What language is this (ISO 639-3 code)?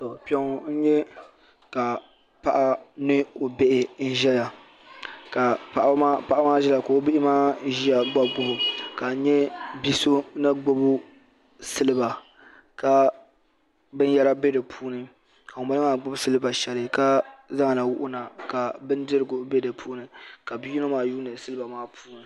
dag